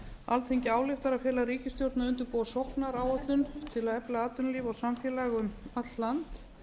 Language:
Icelandic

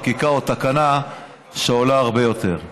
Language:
Hebrew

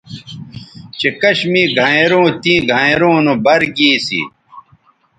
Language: Bateri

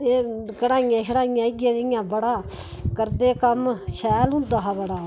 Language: Dogri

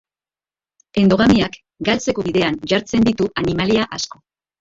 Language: Basque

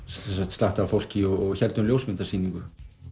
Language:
Icelandic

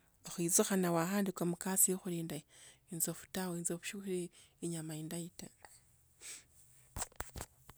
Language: Tsotso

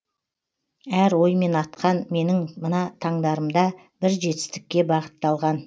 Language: Kazakh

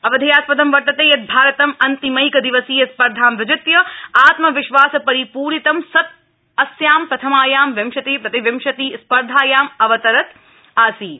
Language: Sanskrit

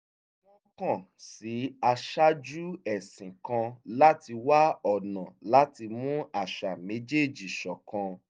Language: Yoruba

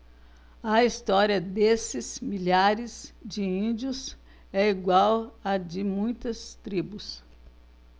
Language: Portuguese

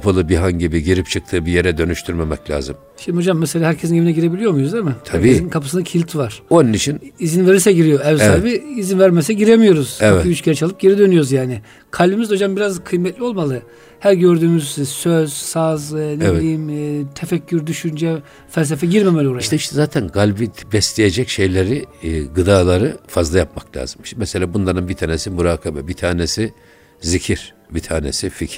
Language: Turkish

